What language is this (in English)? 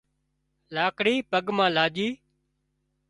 Wadiyara Koli